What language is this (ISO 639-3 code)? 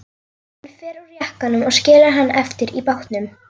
isl